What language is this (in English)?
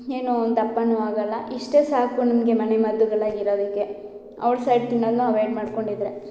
Kannada